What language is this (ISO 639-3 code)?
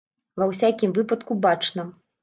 bel